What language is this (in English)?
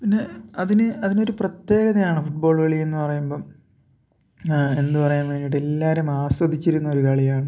Malayalam